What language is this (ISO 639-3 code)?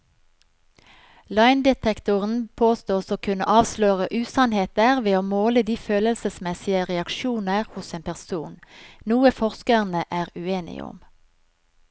nor